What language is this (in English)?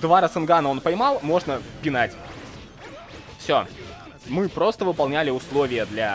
Russian